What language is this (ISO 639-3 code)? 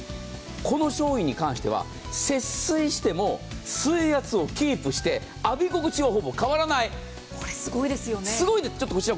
jpn